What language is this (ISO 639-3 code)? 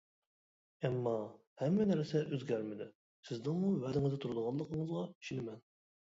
uig